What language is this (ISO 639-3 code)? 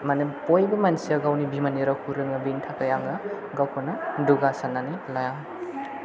brx